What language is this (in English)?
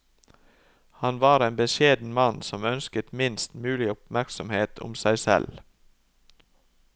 Norwegian